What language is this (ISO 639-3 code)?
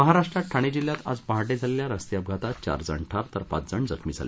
mar